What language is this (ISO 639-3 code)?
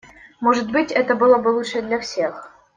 rus